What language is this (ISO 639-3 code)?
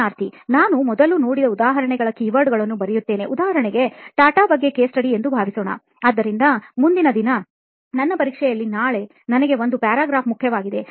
kan